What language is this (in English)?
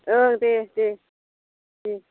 Bodo